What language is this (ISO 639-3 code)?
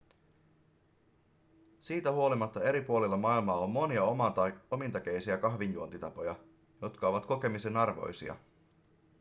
fin